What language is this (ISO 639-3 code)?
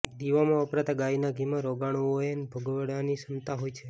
guj